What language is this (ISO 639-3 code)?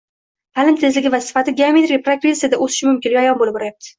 uzb